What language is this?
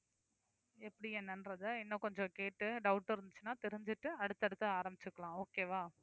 Tamil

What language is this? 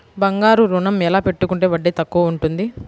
Telugu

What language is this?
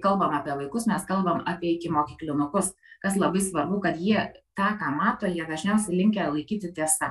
Lithuanian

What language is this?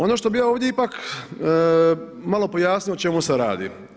Croatian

